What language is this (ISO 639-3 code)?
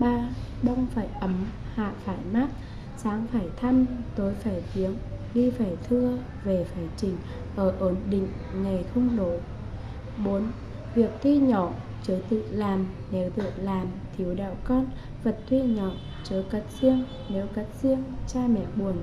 vie